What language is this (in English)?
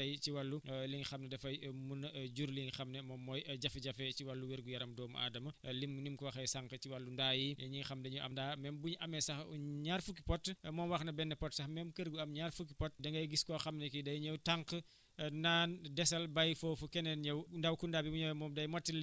Wolof